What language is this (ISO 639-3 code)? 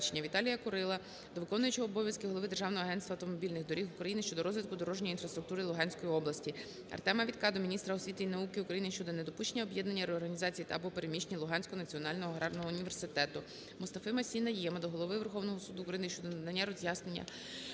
ukr